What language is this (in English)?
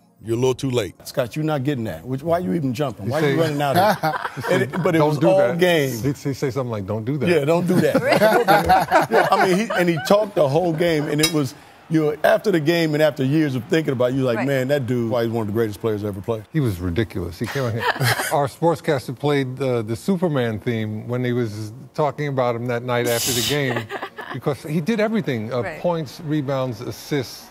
English